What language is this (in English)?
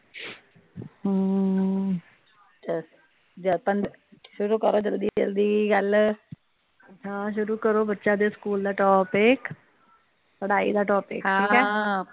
Punjabi